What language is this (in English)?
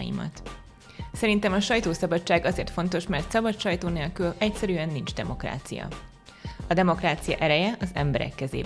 Hungarian